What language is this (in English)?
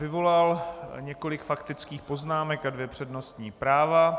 Czech